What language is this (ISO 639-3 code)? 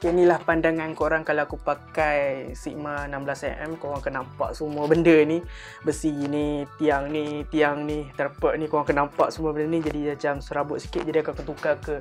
msa